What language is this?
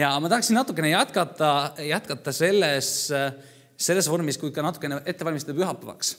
Finnish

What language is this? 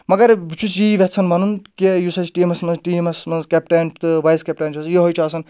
Kashmiri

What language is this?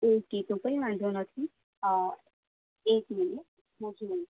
Gujarati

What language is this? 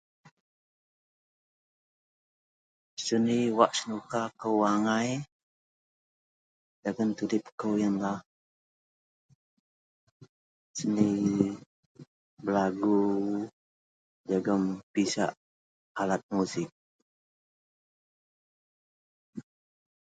Central Melanau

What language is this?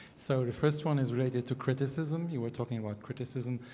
English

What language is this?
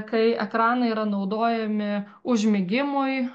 Lithuanian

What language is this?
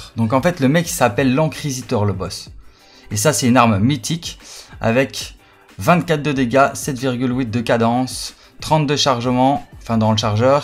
French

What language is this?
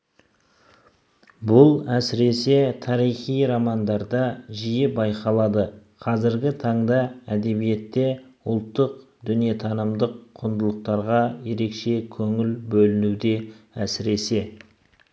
Kazakh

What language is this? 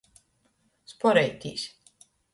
Latgalian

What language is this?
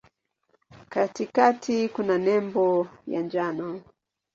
Swahili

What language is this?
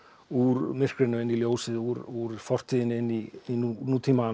Icelandic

